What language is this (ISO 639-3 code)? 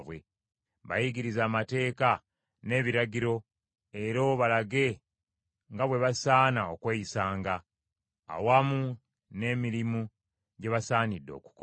lug